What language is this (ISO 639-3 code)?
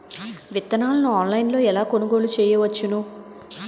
tel